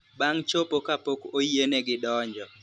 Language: Luo (Kenya and Tanzania)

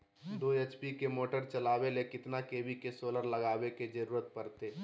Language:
Magahi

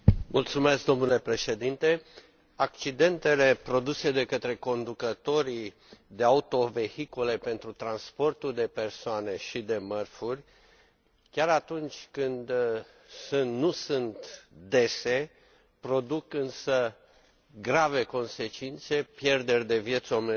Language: Romanian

